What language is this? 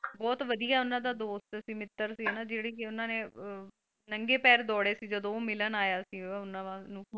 Punjabi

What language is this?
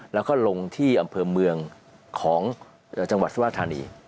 Thai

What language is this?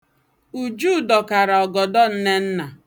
Igbo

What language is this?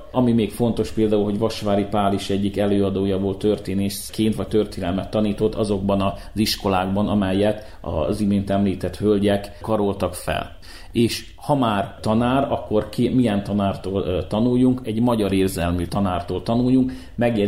Hungarian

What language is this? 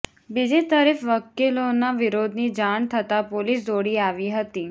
Gujarati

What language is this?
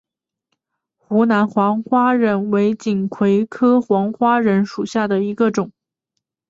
Chinese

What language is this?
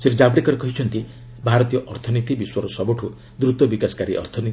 Odia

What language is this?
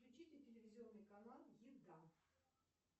Russian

